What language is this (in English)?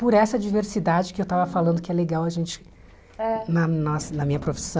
Portuguese